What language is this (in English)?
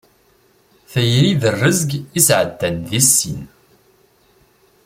Kabyle